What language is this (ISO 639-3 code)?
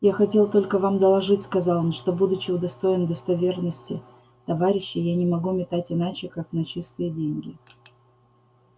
rus